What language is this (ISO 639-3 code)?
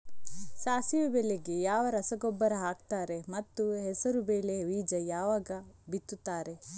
kan